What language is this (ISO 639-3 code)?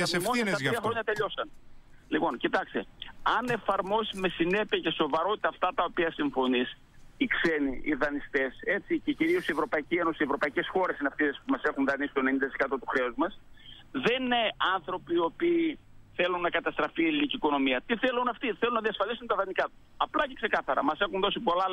ell